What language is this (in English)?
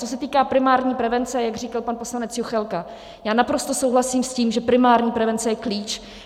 Czech